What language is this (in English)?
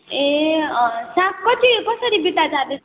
Nepali